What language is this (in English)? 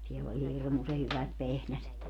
Finnish